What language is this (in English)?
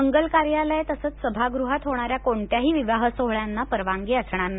Marathi